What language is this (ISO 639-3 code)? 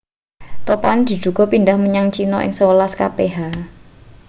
jav